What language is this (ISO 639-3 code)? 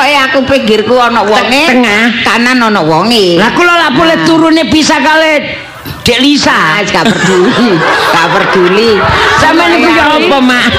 ind